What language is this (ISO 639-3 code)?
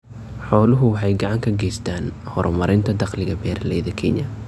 som